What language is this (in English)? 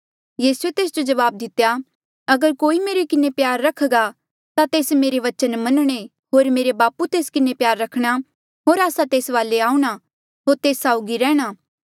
Mandeali